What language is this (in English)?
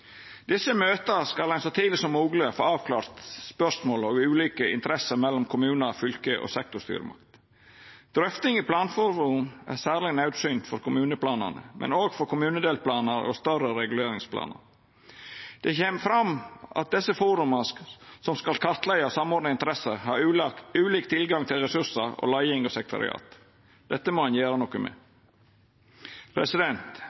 Norwegian Nynorsk